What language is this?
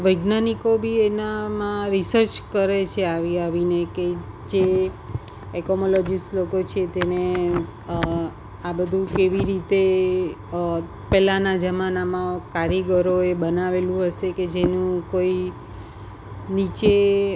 Gujarati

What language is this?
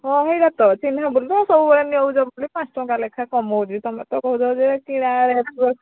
Odia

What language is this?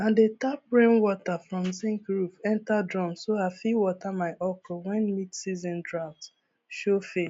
Nigerian Pidgin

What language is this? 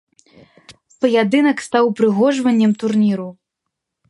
Belarusian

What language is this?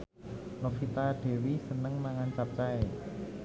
Javanese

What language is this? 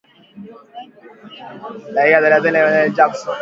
Swahili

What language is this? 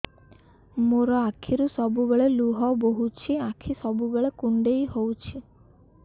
Odia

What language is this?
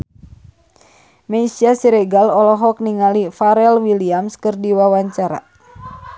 Sundanese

